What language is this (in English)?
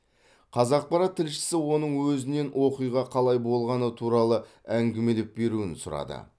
Kazakh